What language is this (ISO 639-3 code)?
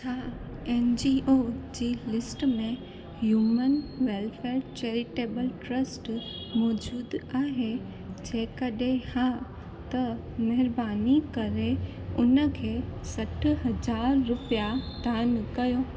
snd